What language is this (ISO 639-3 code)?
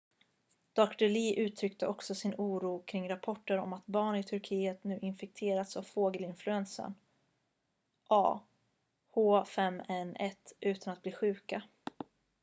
swe